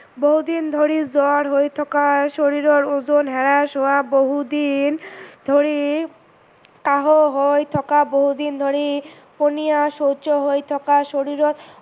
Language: Assamese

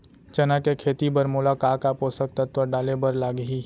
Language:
Chhattisgarhi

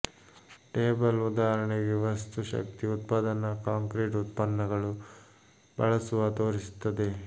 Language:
Kannada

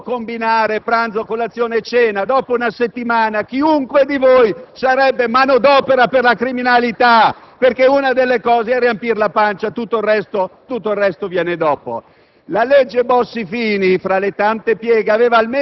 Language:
Italian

